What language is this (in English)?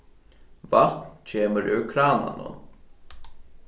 Faroese